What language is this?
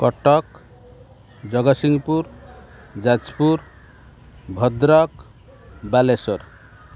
Odia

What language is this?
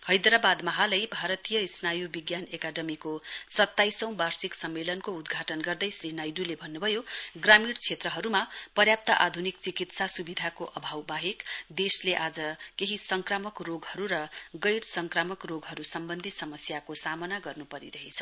Nepali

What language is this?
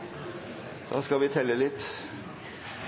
Norwegian Bokmål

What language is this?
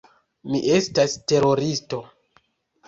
Esperanto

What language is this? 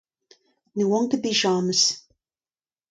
Breton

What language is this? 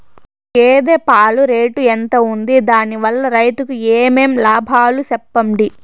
Telugu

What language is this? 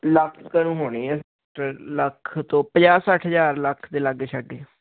Punjabi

